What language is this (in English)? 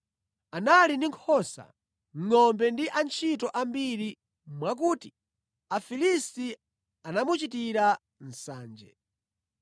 Nyanja